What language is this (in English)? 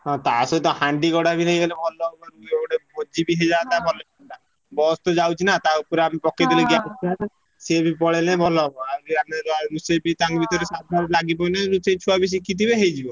Odia